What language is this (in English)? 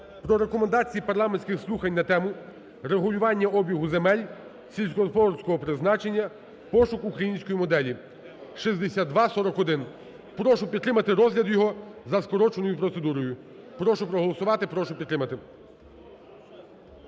Ukrainian